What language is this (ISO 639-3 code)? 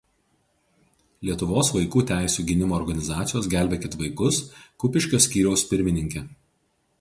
lit